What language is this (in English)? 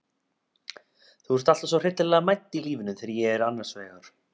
Icelandic